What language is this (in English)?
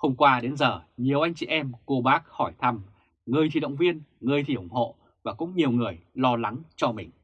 Vietnamese